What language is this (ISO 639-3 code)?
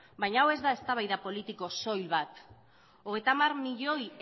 eus